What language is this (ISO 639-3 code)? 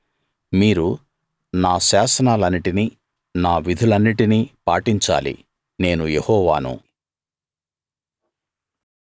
tel